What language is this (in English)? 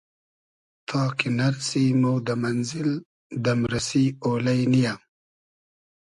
Hazaragi